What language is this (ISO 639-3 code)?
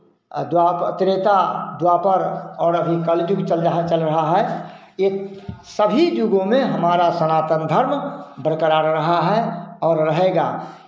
hin